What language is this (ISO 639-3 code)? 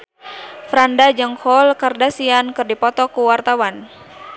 sun